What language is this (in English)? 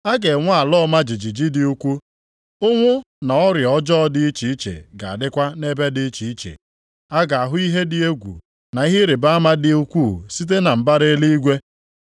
Igbo